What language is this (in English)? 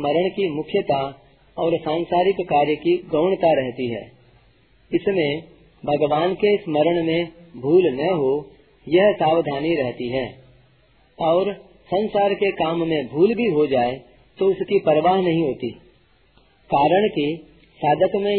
Hindi